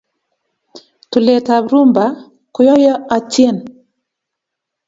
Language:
Kalenjin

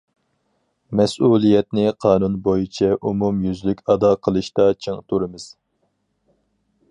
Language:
Uyghur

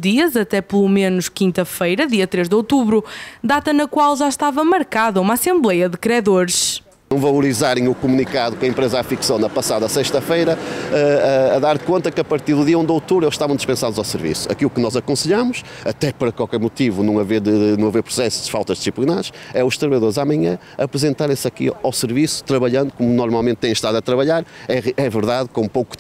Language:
Portuguese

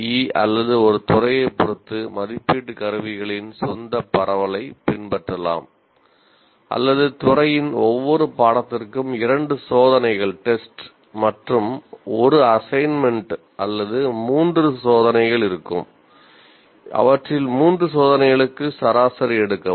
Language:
Tamil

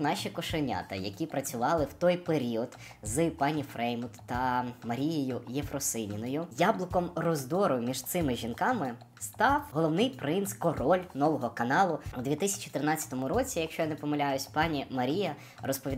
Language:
Ukrainian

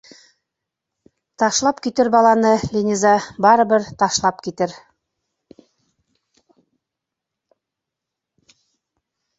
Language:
Bashkir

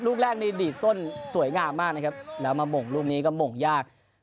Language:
Thai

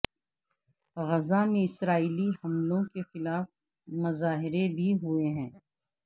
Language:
Urdu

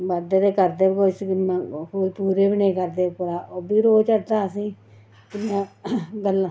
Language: Dogri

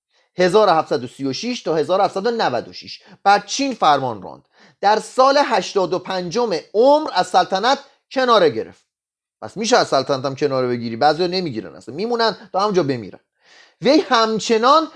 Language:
Persian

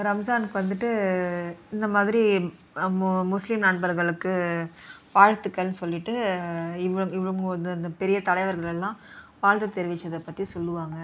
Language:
Tamil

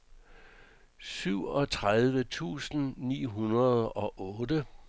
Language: Danish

